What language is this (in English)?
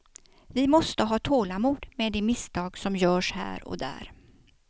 Swedish